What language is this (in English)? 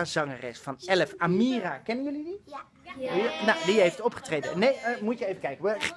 Dutch